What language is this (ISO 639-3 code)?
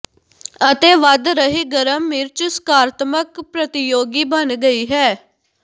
pan